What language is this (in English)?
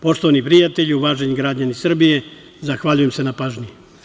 Serbian